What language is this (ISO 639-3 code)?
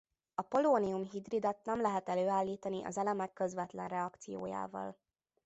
hun